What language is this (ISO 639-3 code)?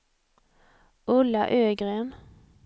swe